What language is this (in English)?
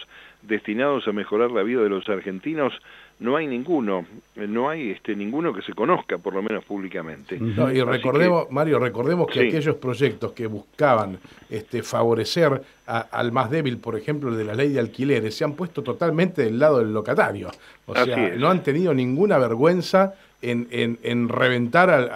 Spanish